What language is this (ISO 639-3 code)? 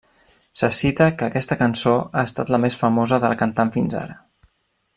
cat